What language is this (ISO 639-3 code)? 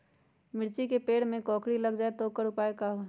mag